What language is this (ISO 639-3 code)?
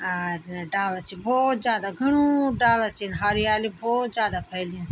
gbm